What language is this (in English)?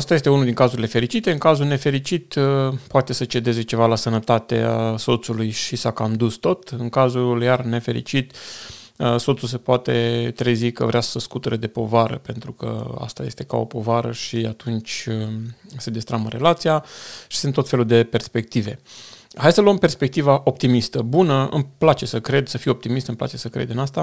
Romanian